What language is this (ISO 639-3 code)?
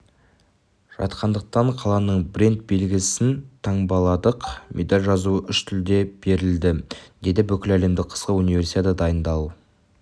kaz